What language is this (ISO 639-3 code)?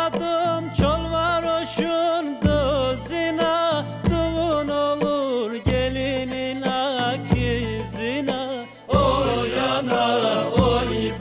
ara